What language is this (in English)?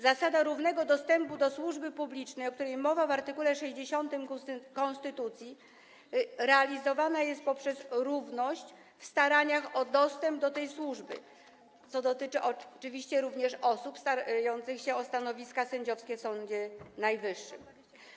Polish